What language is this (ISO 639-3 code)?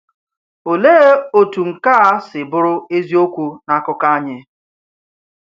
ibo